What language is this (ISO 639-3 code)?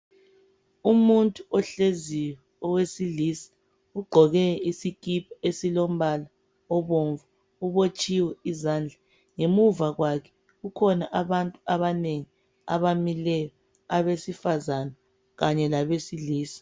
nde